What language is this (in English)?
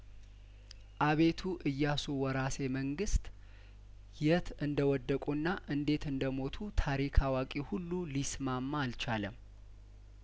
Amharic